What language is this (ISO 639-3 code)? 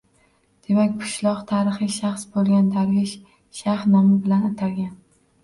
uzb